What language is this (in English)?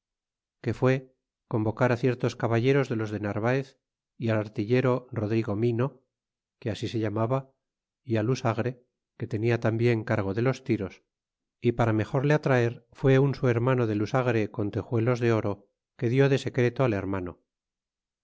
Spanish